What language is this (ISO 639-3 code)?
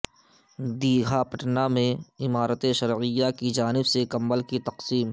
urd